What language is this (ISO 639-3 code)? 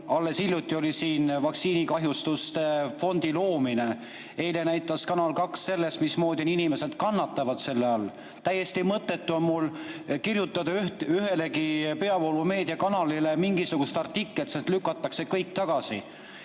est